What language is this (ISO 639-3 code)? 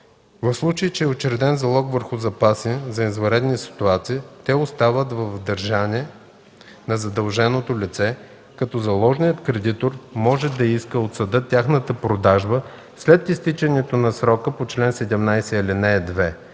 bul